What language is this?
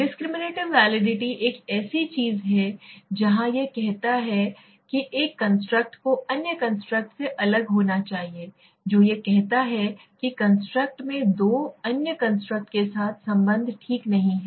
Hindi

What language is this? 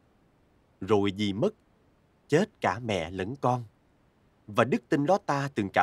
Vietnamese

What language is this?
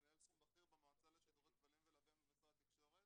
Hebrew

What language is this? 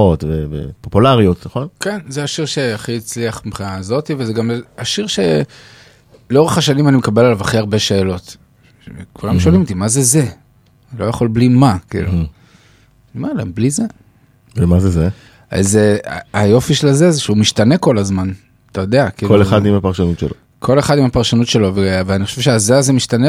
Hebrew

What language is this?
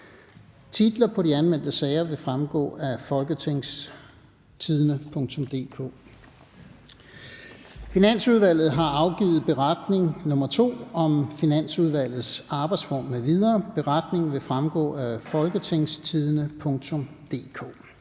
Danish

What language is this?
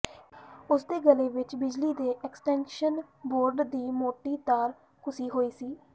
Punjabi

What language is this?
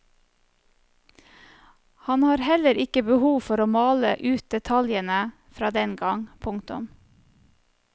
Norwegian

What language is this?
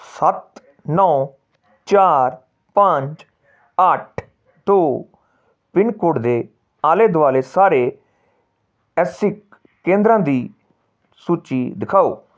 Punjabi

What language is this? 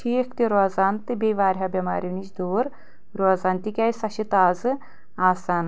Kashmiri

